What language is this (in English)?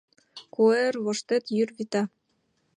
Mari